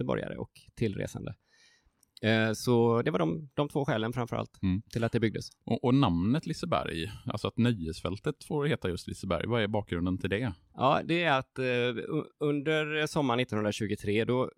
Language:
Swedish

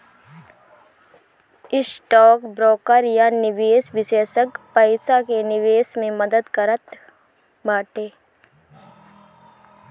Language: Bhojpuri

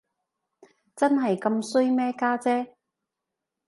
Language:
Cantonese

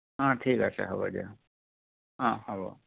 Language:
Assamese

